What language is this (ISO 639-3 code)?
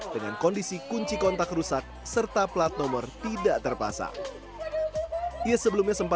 ind